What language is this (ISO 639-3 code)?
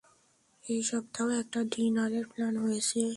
ben